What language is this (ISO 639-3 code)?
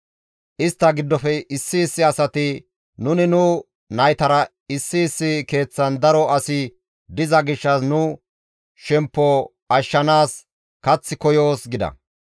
gmv